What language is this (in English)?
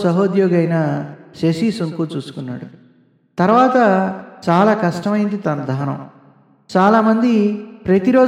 Telugu